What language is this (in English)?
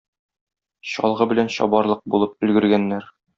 Tatar